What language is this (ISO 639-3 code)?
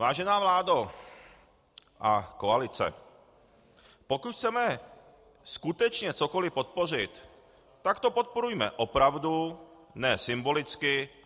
ces